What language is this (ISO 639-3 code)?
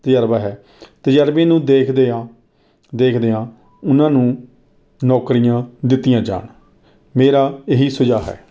pan